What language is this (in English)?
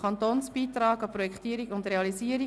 Swiss German